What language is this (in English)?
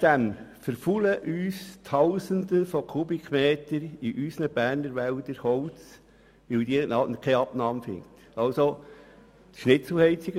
Swiss German